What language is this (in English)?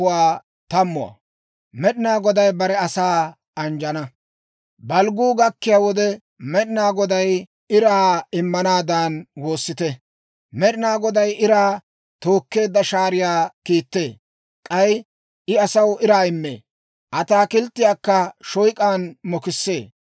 Dawro